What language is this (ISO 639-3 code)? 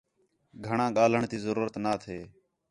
xhe